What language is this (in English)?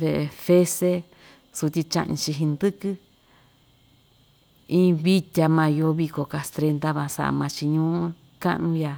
Ixtayutla Mixtec